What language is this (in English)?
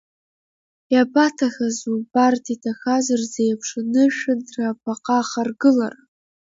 Abkhazian